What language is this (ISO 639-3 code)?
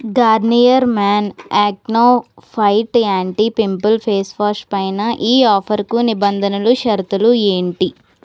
tel